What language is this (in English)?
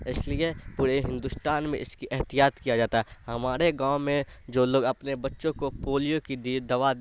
Urdu